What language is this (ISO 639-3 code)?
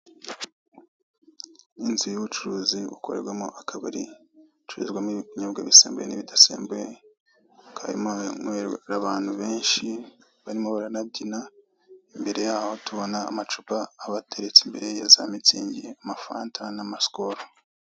kin